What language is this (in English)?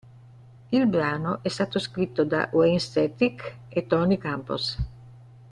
Italian